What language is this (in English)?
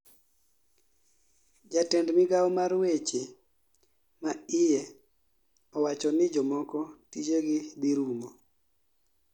Luo (Kenya and Tanzania)